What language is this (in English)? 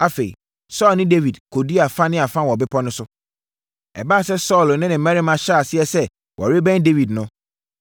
Akan